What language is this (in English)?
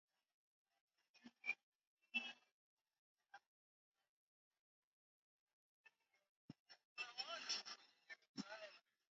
Swahili